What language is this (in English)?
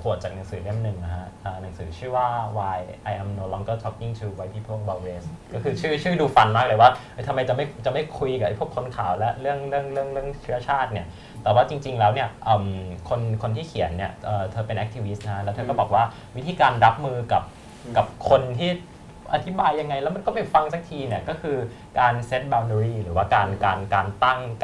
Thai